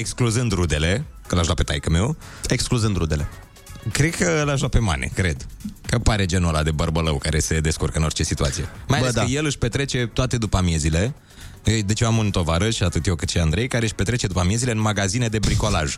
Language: Romanian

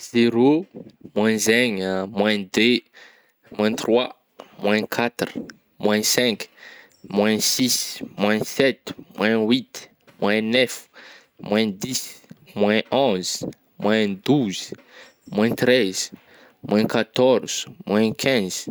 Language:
Northern Betsimisaraka Malagasy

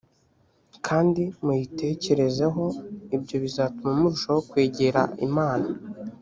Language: Kinyarwanda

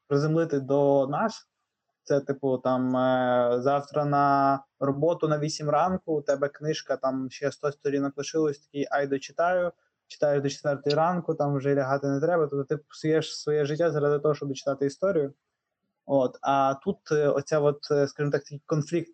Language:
Ukrainian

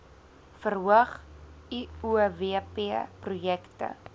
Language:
Afrikaans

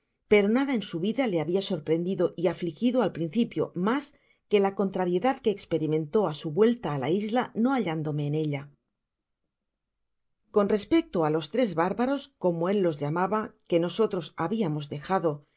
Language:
Spanish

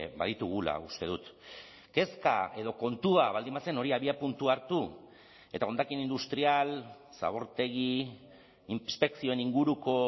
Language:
Basque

